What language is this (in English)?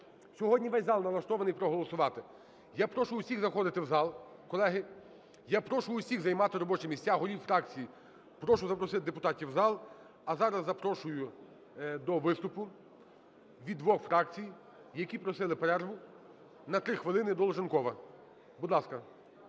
Ukrainian